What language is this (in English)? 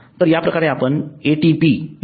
Marathi